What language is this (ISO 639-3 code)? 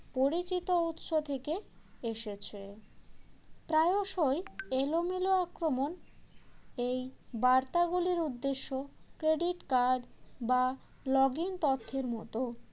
ben